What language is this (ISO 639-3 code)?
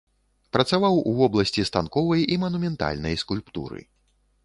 bel